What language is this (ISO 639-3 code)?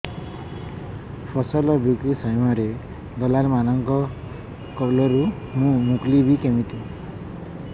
ori